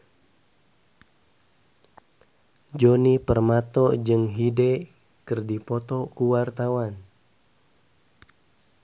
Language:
Sundanese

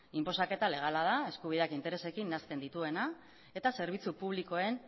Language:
Basque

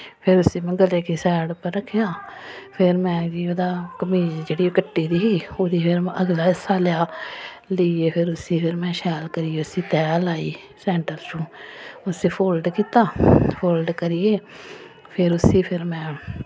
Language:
Dogri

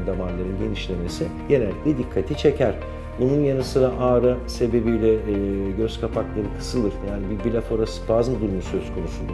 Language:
Turkish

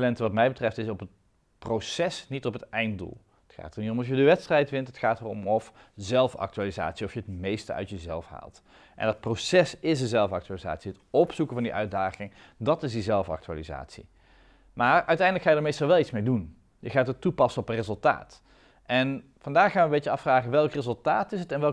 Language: Dutch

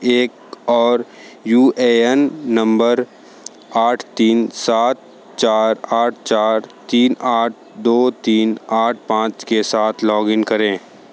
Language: Hindi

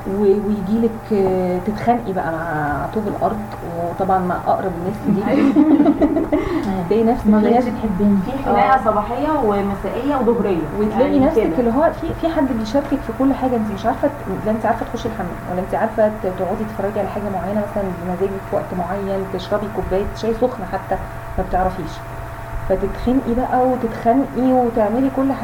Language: Arabic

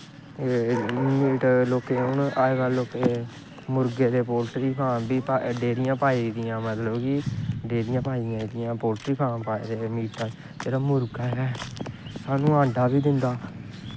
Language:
Dogri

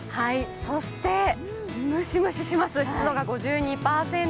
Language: Japanese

